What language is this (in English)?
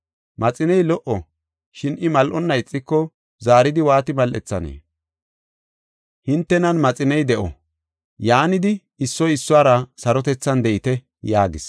Gofa